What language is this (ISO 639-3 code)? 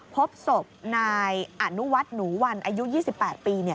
tha